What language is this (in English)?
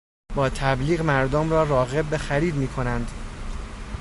Persian